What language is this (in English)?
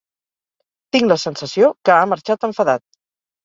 Catalan